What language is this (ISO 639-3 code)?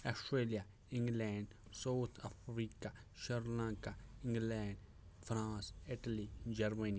kas